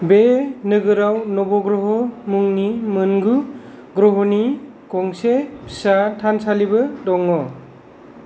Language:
Bodo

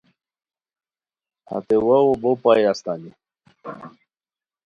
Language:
Khowar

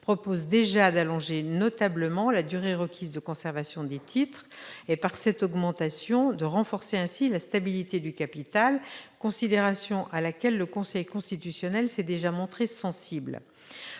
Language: French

